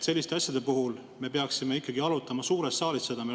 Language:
Estonian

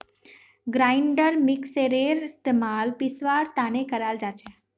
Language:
Magahi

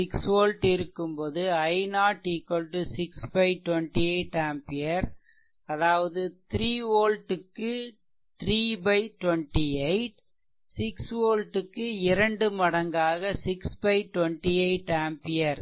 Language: Tamil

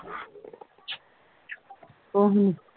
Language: Punjabi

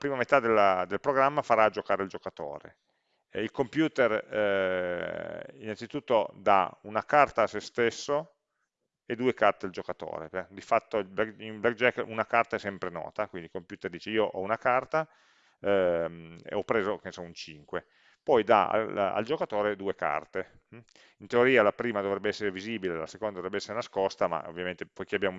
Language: Italian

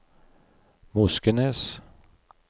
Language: Norwegian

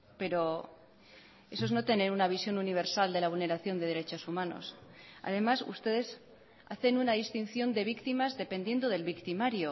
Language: Spanish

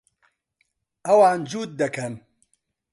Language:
Central Kurdish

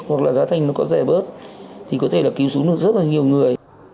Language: Vietnamese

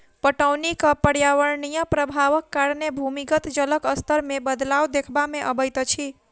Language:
Maithili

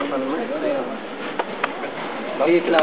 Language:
Hebrew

